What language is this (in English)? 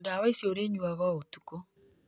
Kikuyu